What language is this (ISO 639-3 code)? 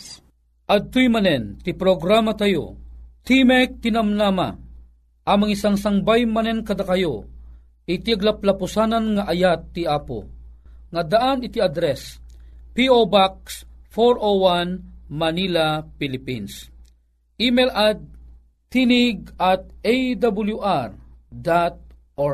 fil